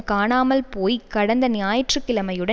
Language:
Tamil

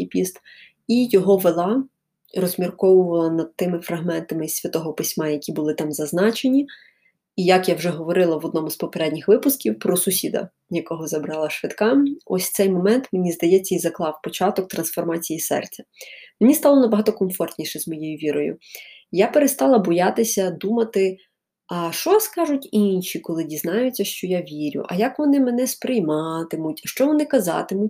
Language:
Ukrainian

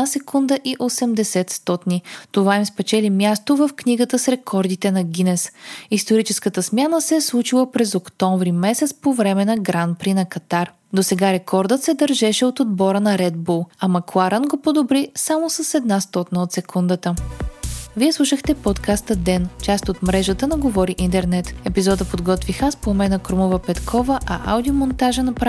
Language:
Bulgarian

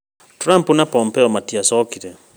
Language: Kikuyu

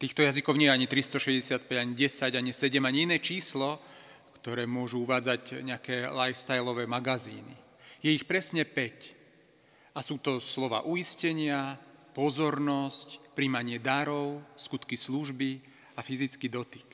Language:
Slovak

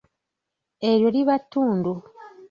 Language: Ganda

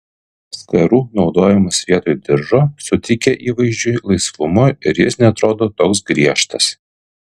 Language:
Lithuanian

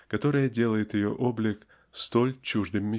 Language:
Russian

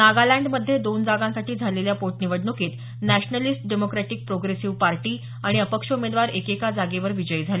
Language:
Marathi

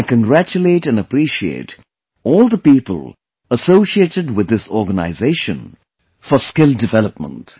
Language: English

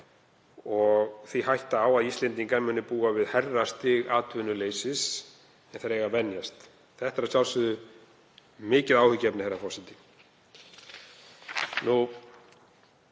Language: Icelandic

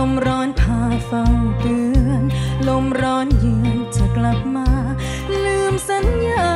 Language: Thai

